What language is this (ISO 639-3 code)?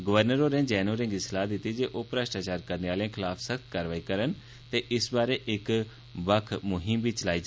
doi